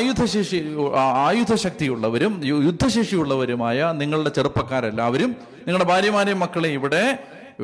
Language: Malayalam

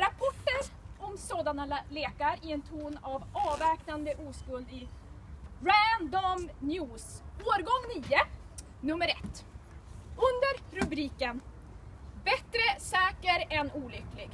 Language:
Swedish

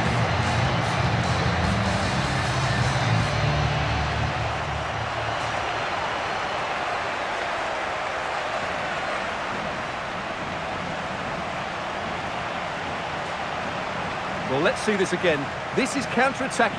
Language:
English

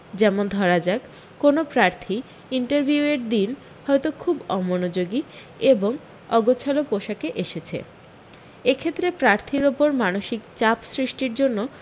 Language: Bangla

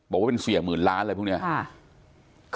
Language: Thai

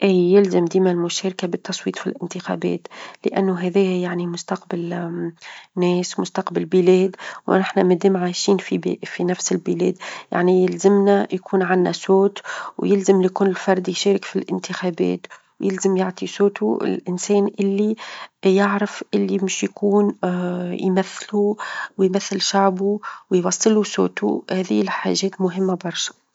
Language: Tunisian Arabic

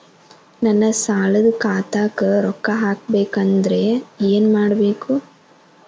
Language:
Kannada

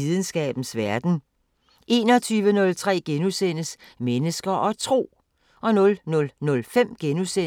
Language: Danish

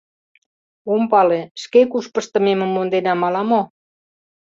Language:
Mari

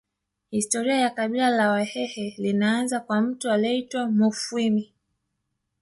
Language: Swahili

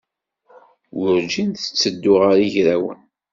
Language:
Kabyle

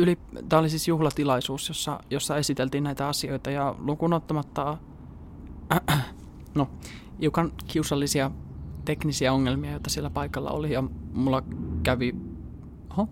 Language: Finnish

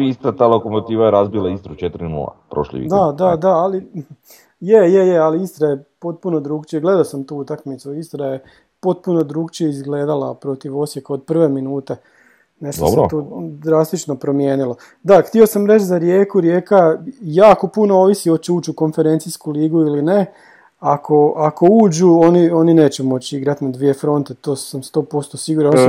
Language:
Croatian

